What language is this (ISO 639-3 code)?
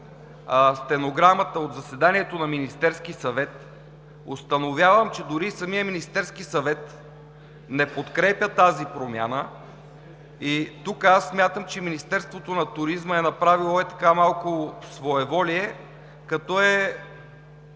bul